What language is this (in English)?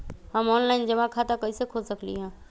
Magahi